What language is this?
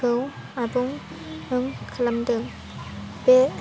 Bodo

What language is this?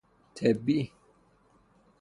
Persian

